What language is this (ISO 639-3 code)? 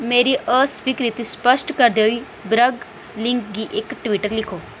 doi